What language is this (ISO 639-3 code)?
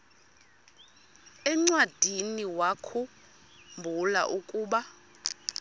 xho